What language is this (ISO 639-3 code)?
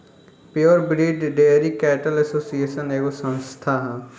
bho